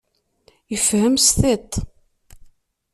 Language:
Kabyle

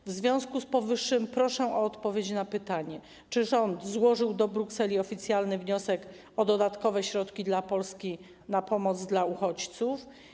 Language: Polish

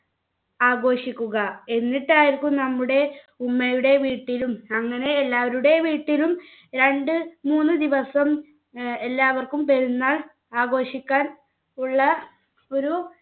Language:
Malayalam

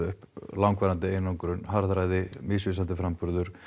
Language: Icelandic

